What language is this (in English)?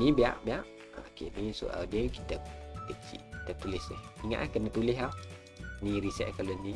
Malay